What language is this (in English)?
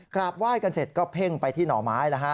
Thai